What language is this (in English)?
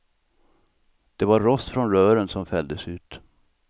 Swedish